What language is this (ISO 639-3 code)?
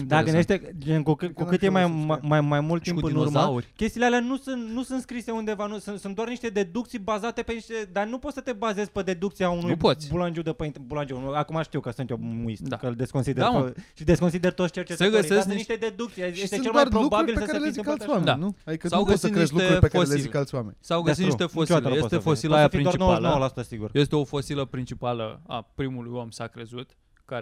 ron